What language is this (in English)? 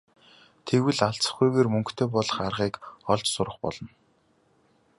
Mongolian